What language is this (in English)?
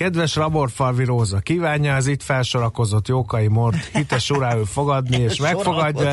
Hungarian